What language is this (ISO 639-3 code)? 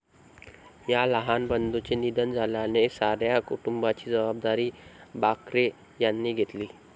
mar